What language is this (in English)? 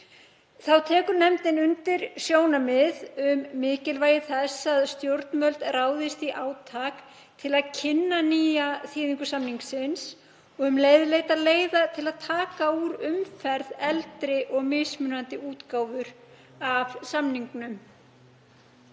Icelandic